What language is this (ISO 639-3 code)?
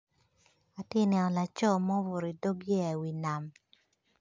ach